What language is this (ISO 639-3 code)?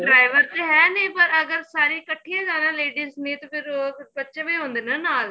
pan